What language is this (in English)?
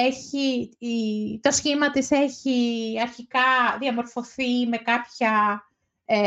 Greek